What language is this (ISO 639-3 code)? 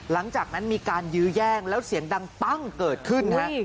tha